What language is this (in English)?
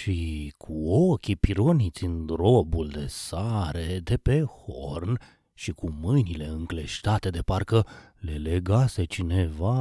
Romanian